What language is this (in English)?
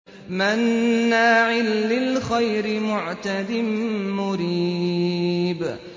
Arabic